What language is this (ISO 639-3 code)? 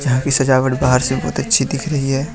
hin